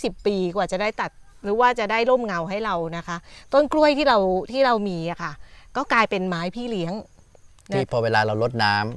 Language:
Thai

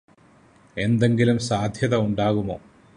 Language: Malayalam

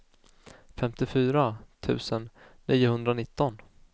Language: Swedish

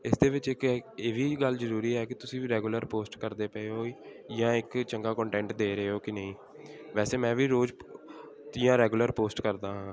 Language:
Punjabi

